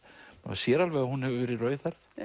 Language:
Icelandic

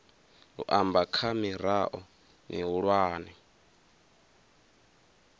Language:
Venda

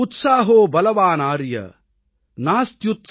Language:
Tamil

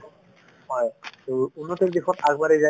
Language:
Assamese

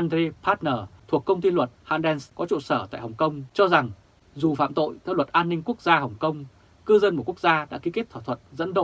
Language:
Vietnamese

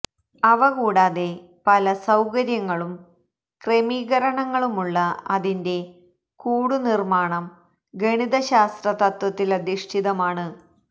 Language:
Malayalam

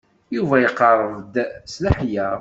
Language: Kabyle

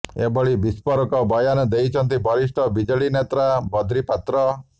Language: Odia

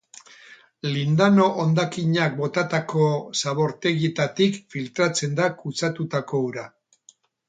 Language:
Basque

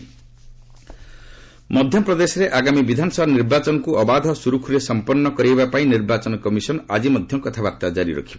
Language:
Odia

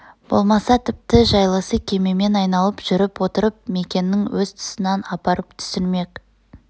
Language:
Kazakh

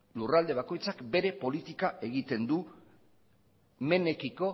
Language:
Basque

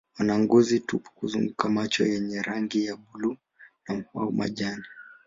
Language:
Swahili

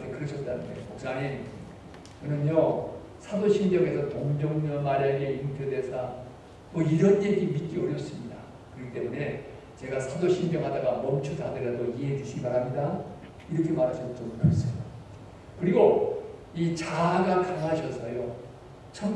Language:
Korean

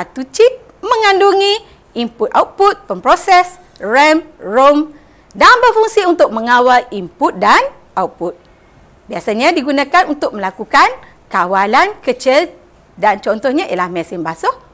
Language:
Malay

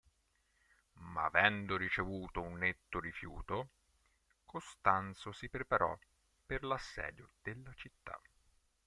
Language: Italian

